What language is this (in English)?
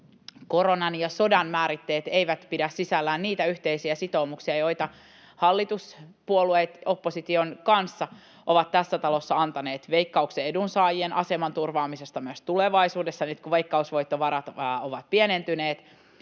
Finnish